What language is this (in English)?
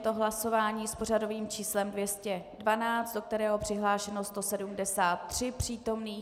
Czech